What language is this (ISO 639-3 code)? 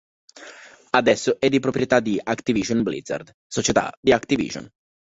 ita